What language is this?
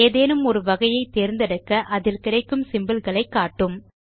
Tamil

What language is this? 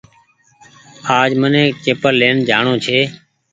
Goaria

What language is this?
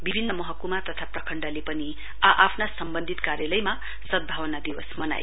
Nepali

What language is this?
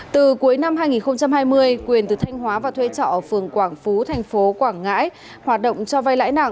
Vietnamese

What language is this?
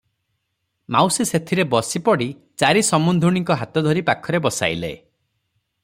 Odia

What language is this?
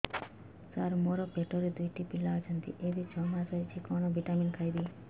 Odia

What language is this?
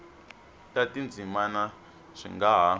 Tsonga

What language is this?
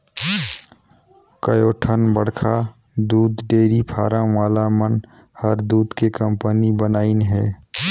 Chhattisgarhi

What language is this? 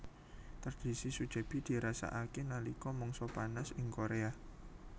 Javanese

